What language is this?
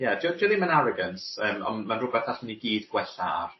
Welsh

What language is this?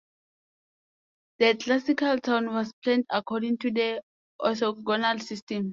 English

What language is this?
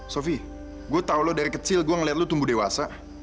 Indonesian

